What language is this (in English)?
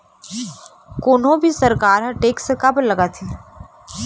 Chhattisgarhi